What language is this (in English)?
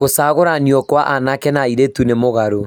Kikuyu